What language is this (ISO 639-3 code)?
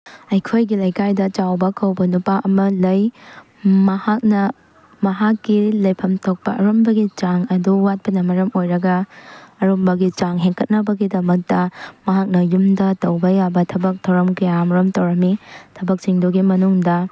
mni